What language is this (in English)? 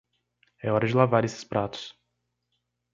Portuguese